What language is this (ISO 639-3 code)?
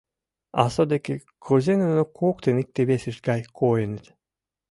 chm